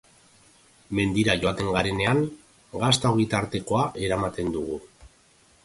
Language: Basque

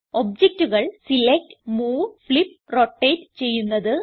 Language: Malayalam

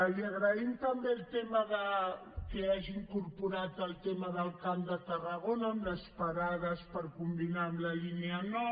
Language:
Catalan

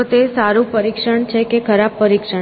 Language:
Gujarati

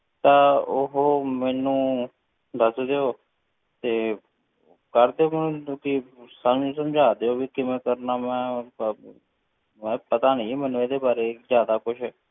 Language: Punjabi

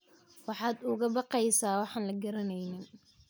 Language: Somali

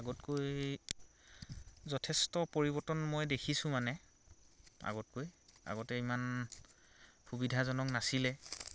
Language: Assamese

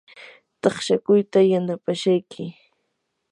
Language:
Yanahuanca Pasco Quechua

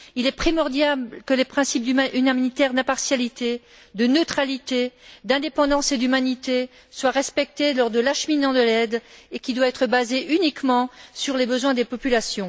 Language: French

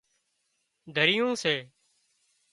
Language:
Wadiyara Koli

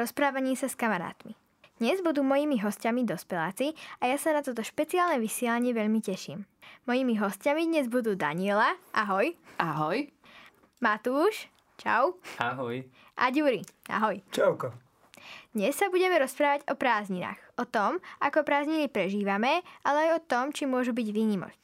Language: Slovak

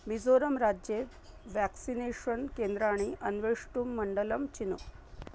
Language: Sanskrit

